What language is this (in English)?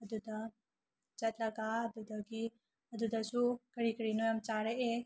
Manipuri